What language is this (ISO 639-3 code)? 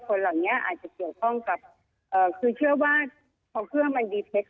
tha